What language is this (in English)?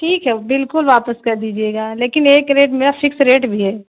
Urdu